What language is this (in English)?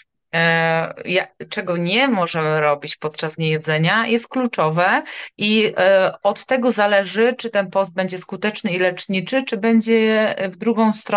Polish